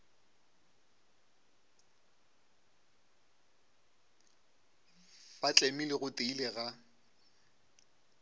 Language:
Northern Sotho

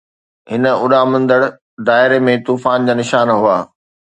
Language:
Sindhi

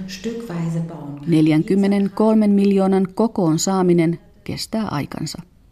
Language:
Finnish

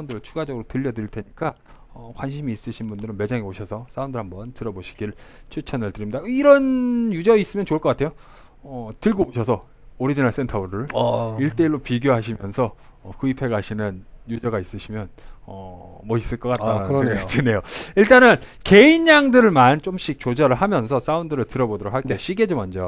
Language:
Korean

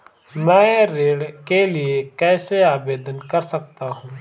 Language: Hindi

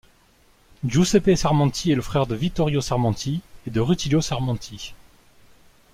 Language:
French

